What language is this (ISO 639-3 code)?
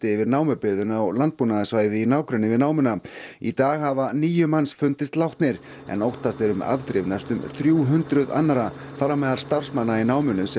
isl